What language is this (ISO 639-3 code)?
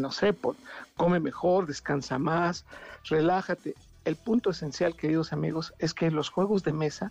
spa